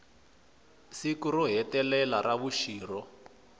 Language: Tsonga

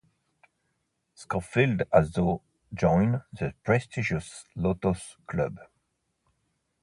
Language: English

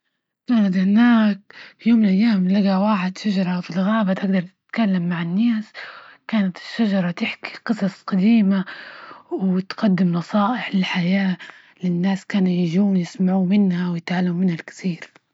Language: Libyan Arabic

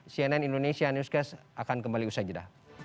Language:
Indonesian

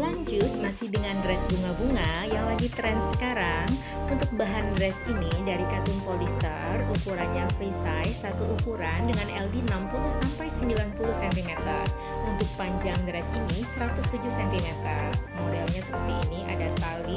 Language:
Indonesian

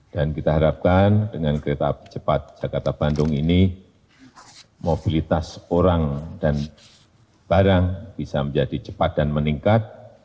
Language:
Indonesian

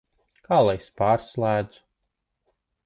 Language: Latvian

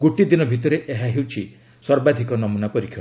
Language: Odia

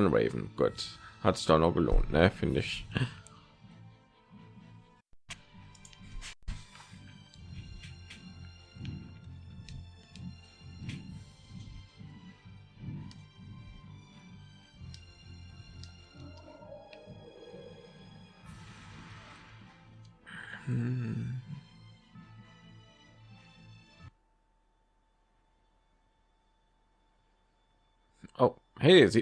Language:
German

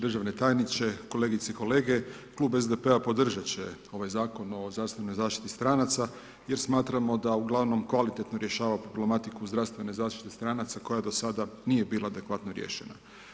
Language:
Croatian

